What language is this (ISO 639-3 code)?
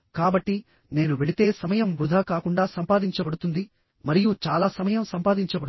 tel